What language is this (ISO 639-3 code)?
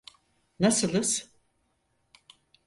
tur